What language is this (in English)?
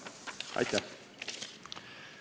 Estonian